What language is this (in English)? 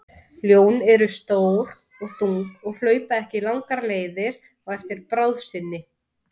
Icelandic